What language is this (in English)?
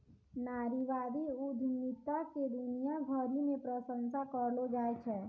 Maithili